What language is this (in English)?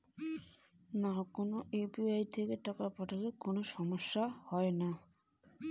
Bangla